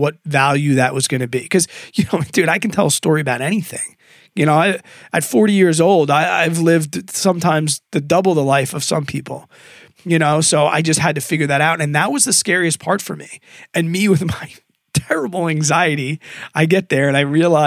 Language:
English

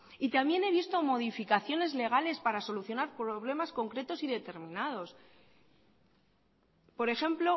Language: Spanish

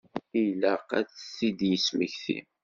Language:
Kabyle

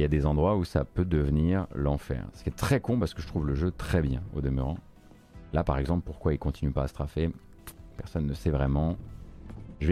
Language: French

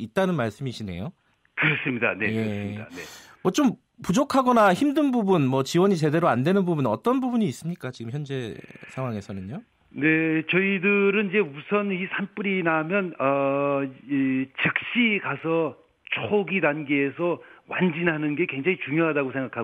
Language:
Korean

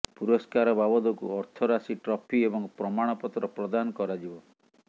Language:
Odia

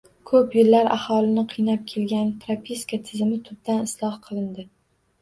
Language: Uzbek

